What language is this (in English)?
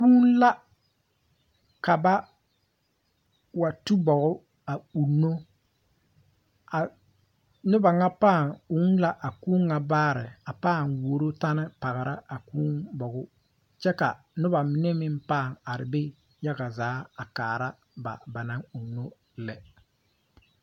Southern Dagaare